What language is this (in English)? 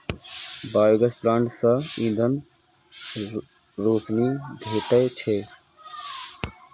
Maithili